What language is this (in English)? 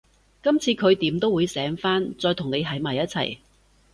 Cantonese